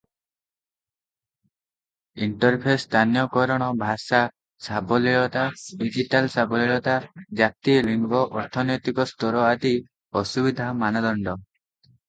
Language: Odia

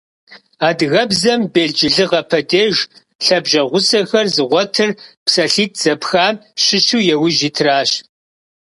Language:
Kabardian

